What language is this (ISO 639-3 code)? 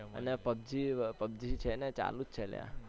guj